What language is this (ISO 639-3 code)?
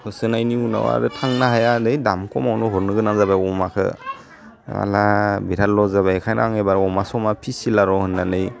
brx